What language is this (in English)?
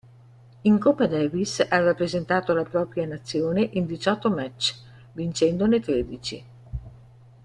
Italian